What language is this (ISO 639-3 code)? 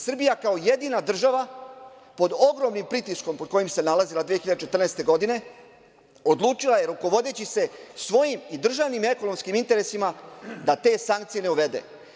srp